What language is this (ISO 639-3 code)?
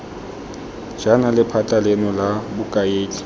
tsn